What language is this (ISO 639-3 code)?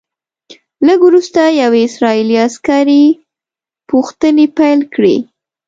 pus